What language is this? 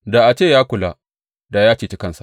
Hausa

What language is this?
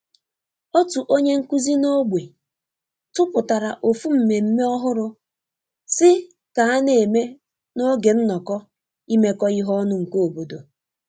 Igbo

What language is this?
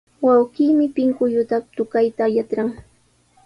Sihuas Ancash Quechua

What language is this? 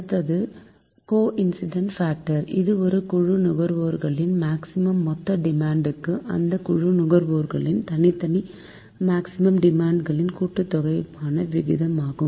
Tamil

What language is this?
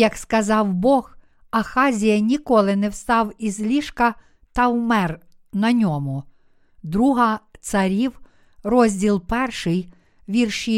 Ukrainian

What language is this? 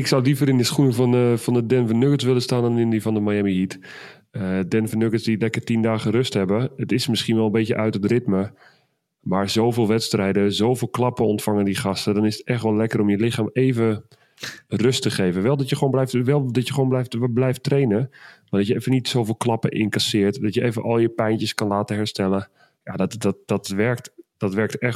Dutch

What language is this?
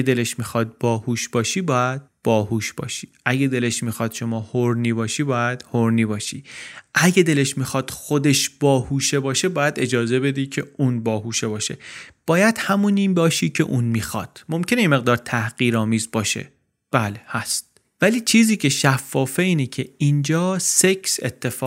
Persian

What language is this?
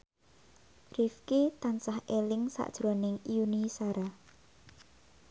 Javanese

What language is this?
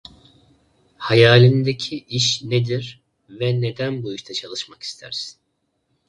Turkish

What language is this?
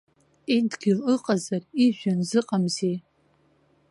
Abkhazian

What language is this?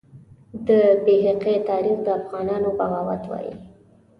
Pashto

